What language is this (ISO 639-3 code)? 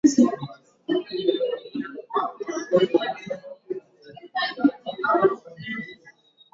swa